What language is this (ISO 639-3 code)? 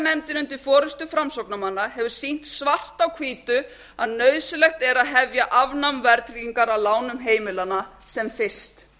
isl